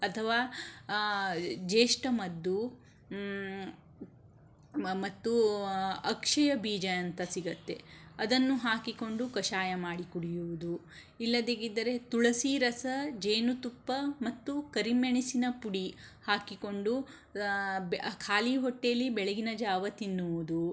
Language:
Kannada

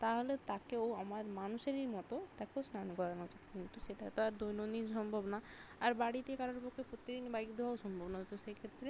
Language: Bangla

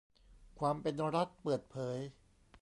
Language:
Thai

